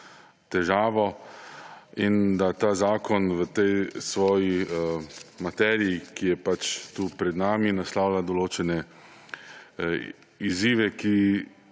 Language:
Slovenian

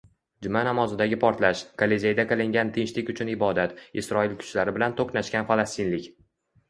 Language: Uzbek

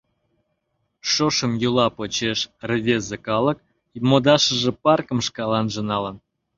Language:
Mari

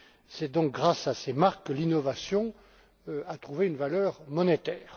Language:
French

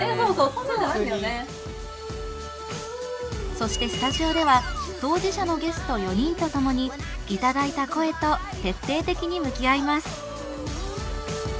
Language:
Japanese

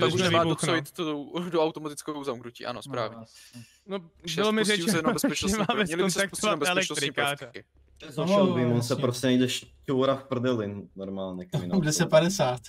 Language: Czech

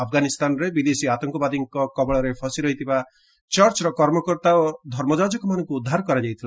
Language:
Odia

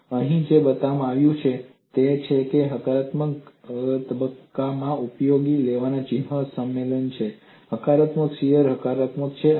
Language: Gujarati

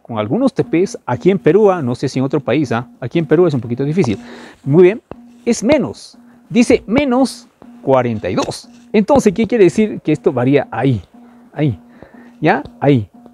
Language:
Spanish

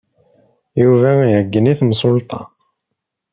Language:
Kabyle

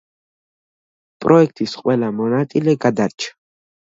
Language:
Georgian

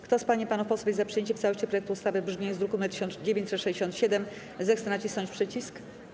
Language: Polish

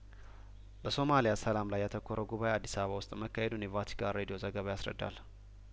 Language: Amharic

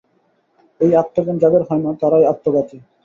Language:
Bangla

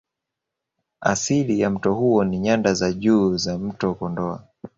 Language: Swahili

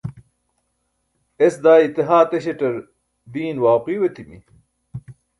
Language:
Burushaski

